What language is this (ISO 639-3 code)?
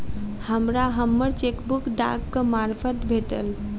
mai